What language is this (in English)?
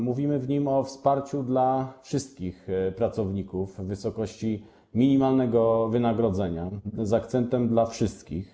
Polish